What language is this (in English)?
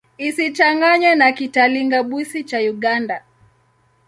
Swahili